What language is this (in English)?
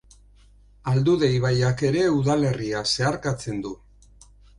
Basque